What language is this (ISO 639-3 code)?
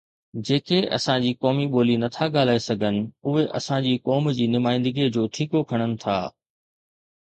snd